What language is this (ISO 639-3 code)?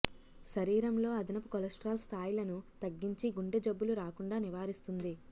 tel